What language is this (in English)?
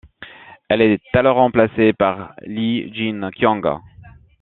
French